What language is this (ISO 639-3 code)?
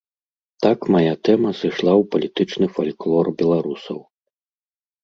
bel